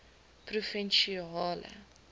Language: Afrikaans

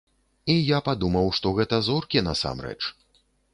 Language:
Belarusian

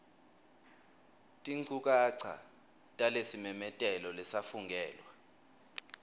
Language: Swati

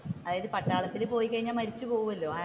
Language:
Malayalam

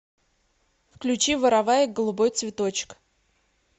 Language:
Russian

